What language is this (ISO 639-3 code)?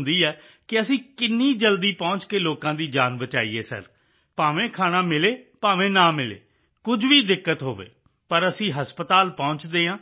pan